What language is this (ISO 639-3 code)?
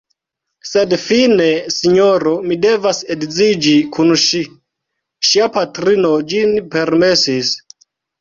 epo